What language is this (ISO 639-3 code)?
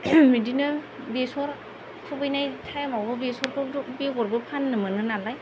brx